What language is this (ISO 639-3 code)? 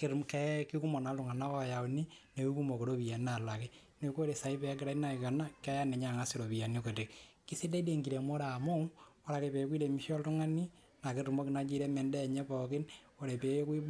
mas